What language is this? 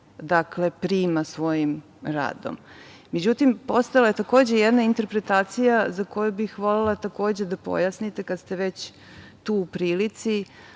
Serbian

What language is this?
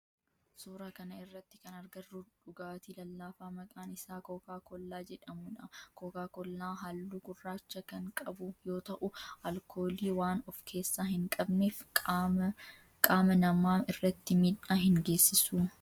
Oromo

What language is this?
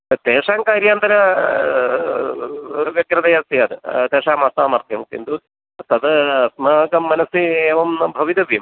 Sanskrit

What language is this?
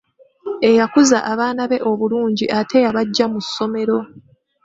Ganda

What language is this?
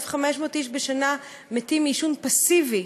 Hebrew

